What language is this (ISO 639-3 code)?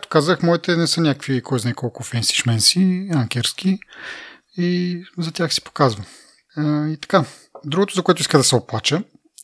bul